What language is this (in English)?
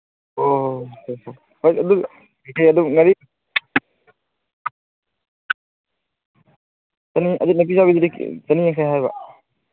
Manipuri